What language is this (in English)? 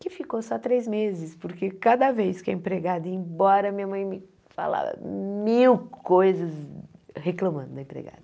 Portuguese